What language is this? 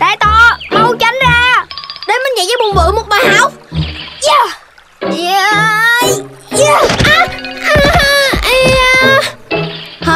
Vietnamese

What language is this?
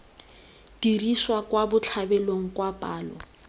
Tswana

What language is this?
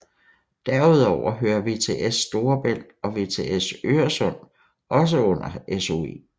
Danish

